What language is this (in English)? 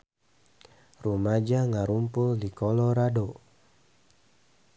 Sundanese